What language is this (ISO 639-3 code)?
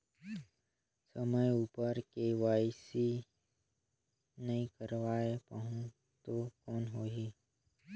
hne